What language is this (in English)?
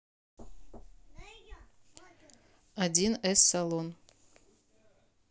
Russian